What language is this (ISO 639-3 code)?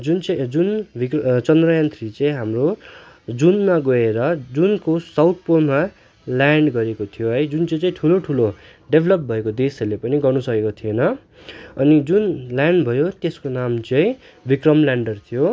nep